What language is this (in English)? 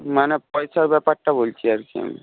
Bangla